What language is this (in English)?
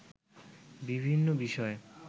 Bangla